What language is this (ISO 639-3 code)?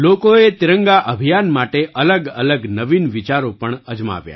guj